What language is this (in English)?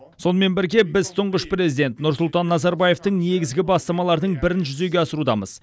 Kazakh